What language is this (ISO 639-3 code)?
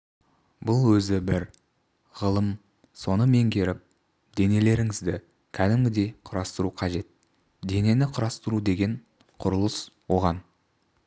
kaz